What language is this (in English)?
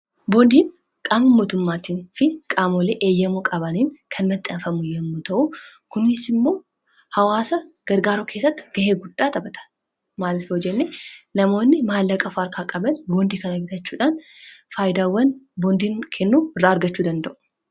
Oromo